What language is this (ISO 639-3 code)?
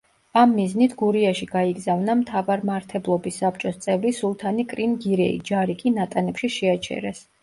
kat